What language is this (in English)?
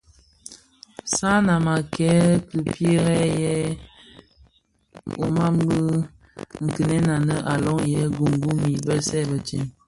Bafia